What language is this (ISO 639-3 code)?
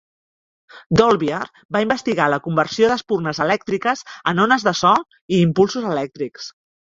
cat